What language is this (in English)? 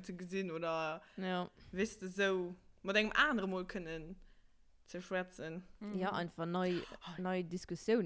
German